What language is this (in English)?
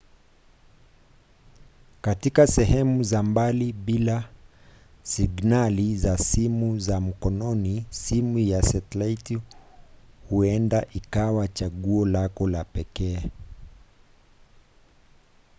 Swahili